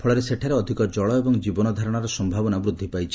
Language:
Odia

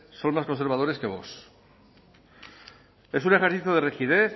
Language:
Spanish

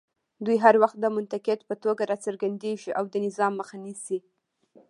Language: Pashto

